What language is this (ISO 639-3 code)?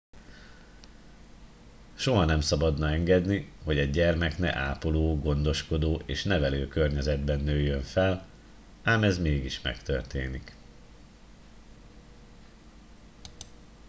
hun